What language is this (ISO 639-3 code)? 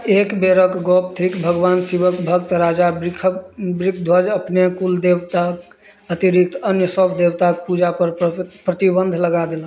mai